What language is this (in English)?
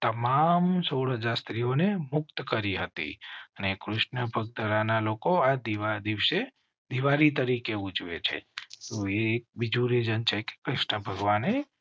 Gujarati